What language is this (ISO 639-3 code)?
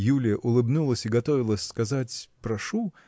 rus